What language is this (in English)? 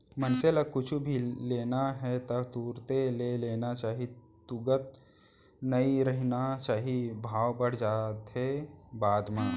Chhattisgarhi